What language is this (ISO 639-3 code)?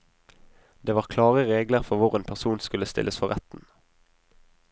nor